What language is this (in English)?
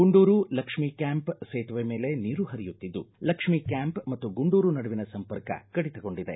Kannada